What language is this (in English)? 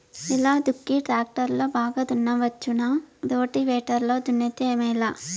Telugu